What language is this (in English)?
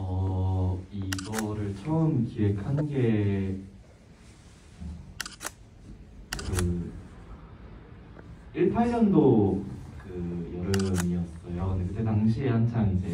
Korean